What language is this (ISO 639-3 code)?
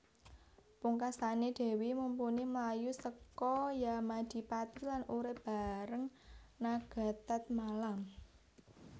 jav